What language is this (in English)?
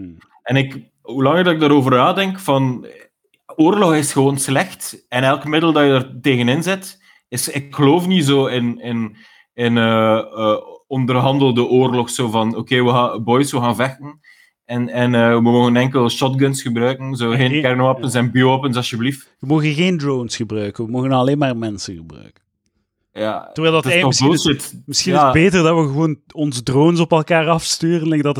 Dutch